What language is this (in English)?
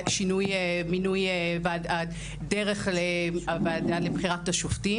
Hebrew